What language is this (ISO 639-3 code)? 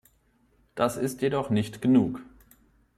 deu